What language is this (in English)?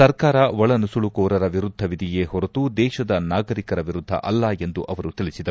Kannada